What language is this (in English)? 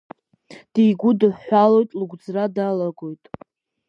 Abkhazian